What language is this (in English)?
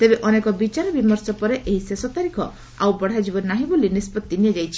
Odia